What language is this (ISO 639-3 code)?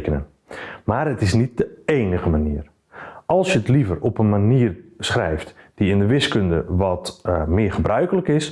nld